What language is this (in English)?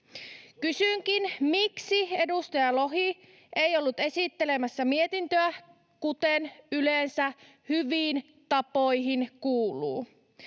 Finnish